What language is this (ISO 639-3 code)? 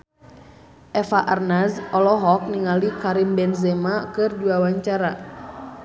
sun